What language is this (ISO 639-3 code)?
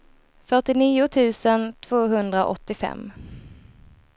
swe